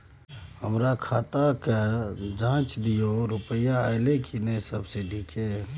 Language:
Maithili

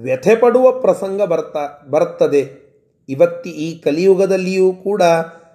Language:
Kannada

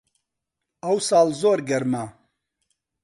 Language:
Central Kurdish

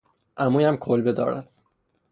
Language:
Persian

